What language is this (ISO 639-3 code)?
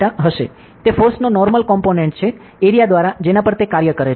guj